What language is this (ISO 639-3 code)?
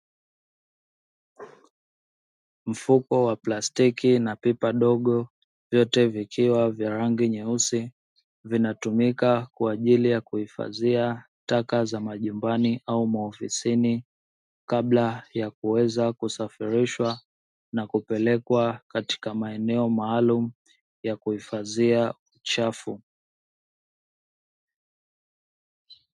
swa